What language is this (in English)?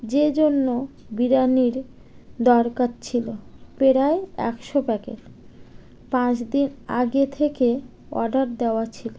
Bangla